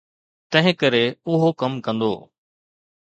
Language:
Sindhi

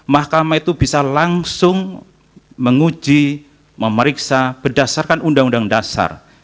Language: Indonesian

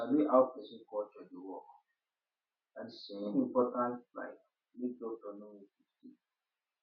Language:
Nigerian Pidgin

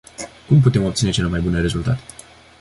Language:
Romanian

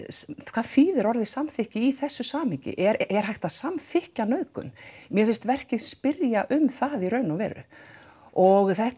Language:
Icelandic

